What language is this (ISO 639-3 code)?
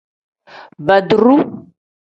kdh